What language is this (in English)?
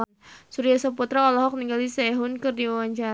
Sundanese